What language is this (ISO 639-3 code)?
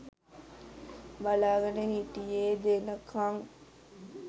sin